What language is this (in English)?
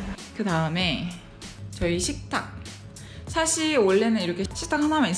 Korean